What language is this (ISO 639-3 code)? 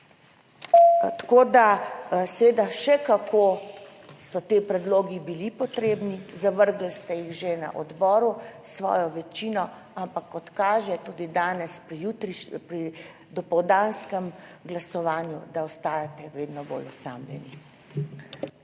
slv